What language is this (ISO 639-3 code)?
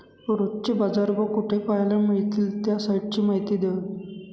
mar